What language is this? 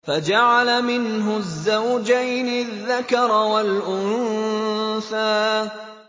Arabic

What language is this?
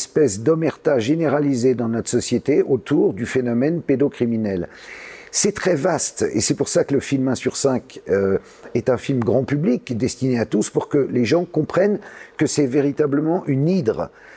French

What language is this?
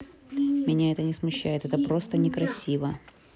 Russian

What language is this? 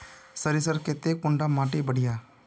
Magahi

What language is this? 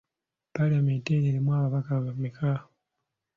Ganda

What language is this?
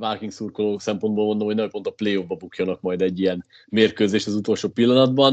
Hungarian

